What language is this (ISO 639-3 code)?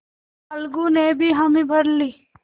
hin